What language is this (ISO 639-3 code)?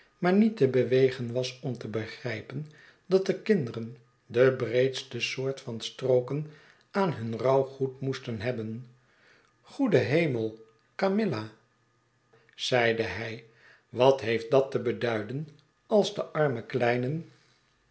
nld